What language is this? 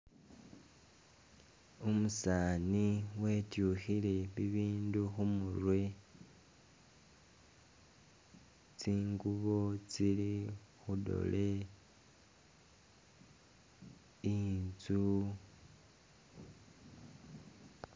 Masaaba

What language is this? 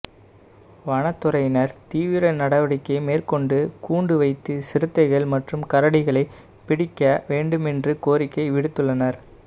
Tamil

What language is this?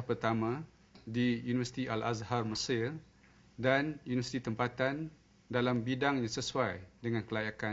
Malay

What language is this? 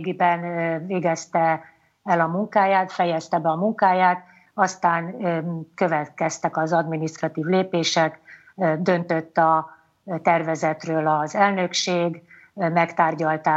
Hungarian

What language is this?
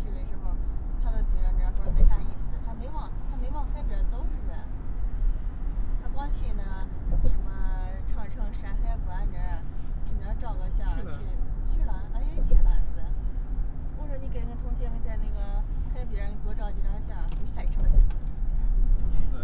Chinese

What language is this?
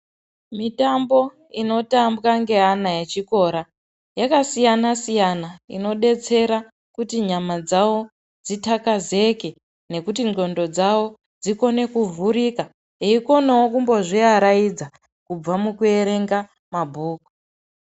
Ndau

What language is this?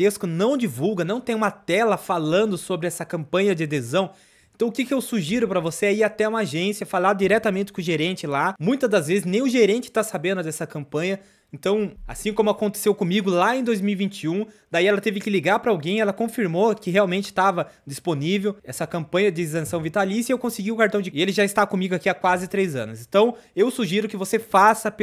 Portuguese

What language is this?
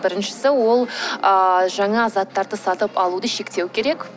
Kazakh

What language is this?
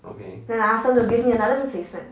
English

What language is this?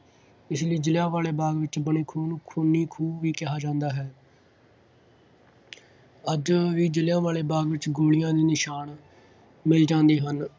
Punjabi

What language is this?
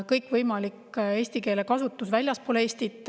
Estonian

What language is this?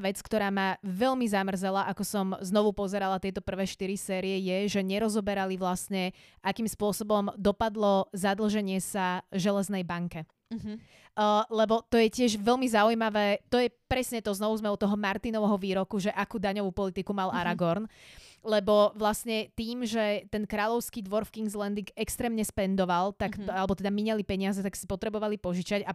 Slovak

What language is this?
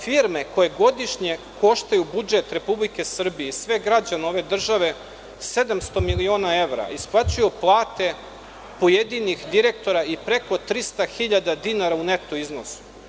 Serbian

